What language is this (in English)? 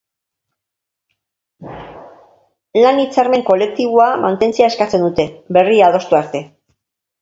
Basque